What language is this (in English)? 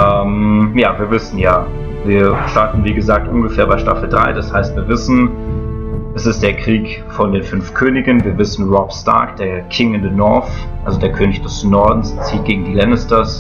German